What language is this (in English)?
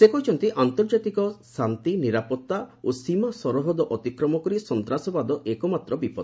Odia